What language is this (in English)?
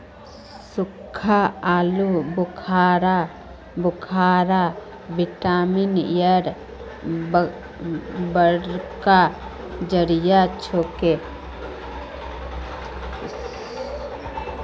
Magahi